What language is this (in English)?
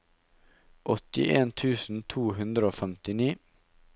Norwegian